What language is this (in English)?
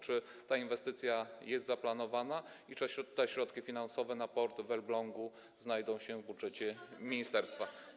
Polish